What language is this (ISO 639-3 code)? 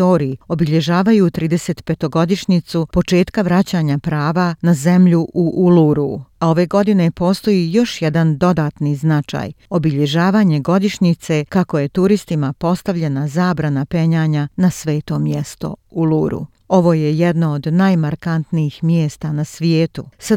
hrv